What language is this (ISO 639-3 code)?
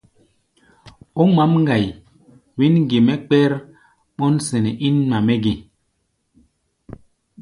gba